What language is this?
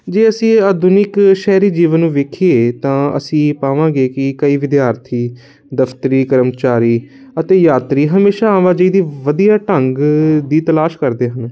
Punjabi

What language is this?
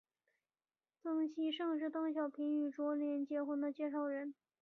Chinese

